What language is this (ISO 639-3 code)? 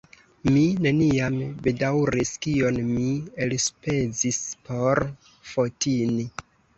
epo